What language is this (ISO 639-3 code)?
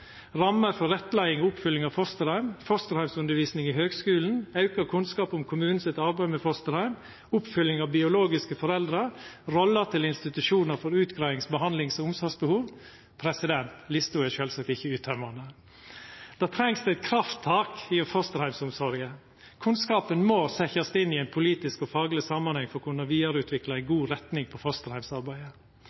nno